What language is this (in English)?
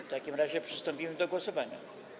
Polish